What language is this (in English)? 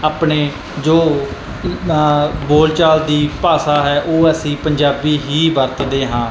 Punjabi